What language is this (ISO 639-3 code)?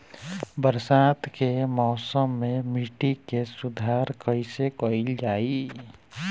bho